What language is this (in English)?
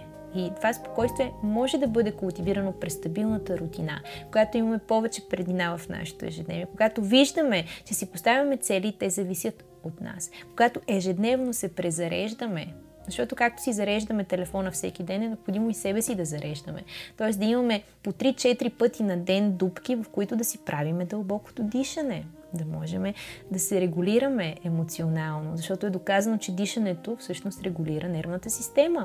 Bulgarian